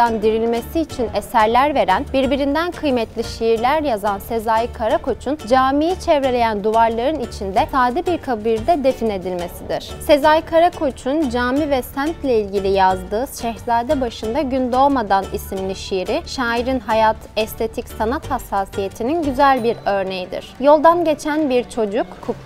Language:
Turkish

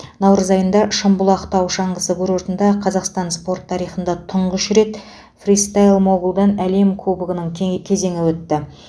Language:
Kazakh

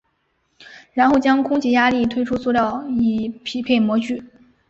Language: Chinese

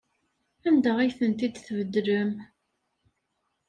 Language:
Kabyle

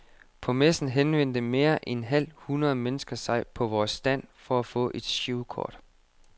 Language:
Danish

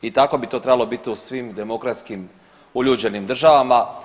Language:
Croatian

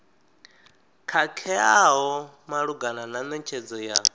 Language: Venda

